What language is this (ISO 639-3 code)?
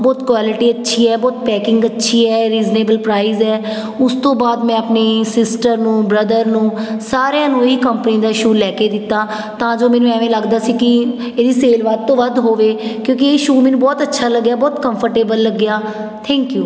pan